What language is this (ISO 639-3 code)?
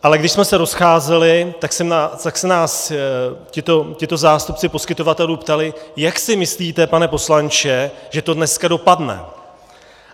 ces